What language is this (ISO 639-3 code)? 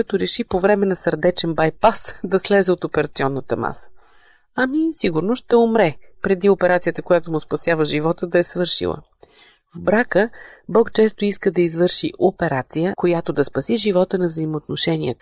bul